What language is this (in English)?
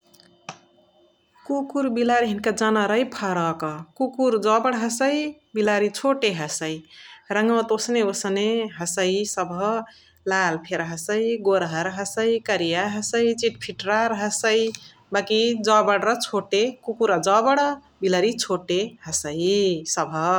Chitwania Tharu